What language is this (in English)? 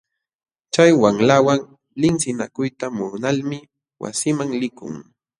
Jauja Wanca Quechua